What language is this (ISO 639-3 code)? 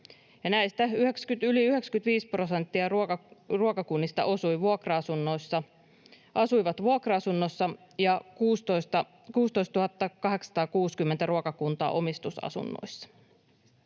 fin